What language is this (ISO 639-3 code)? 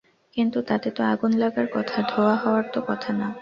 ben